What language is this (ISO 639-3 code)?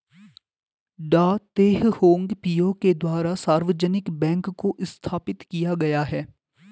hin